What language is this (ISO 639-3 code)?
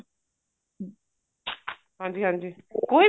pan